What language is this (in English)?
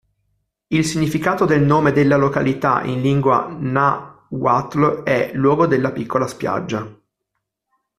Italian